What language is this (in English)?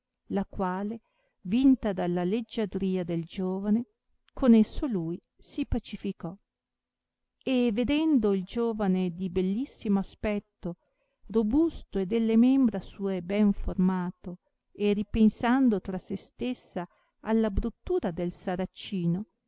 Italian